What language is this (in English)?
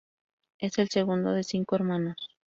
Spanish